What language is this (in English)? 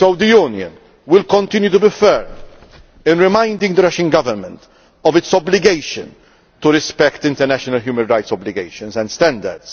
English